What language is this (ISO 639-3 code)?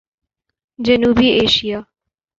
urd